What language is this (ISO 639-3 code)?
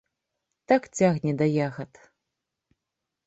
bel